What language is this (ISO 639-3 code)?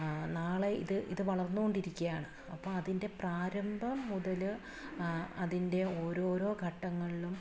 mal